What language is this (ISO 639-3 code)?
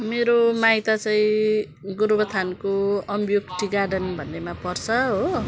nep